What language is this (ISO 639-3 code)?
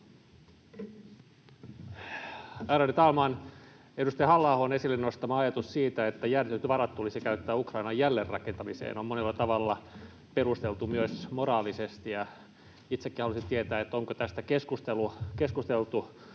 fin